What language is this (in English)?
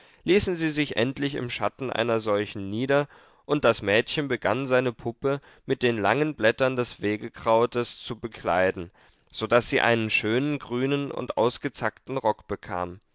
German